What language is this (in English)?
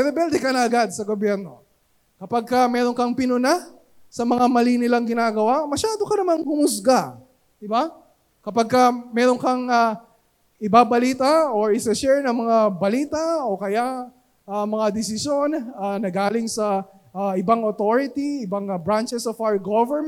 Filipino